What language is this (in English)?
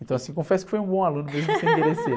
Portuguese